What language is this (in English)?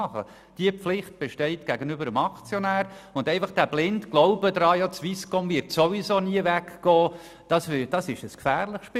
Swiss German